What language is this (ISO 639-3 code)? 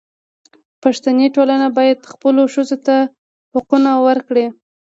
pus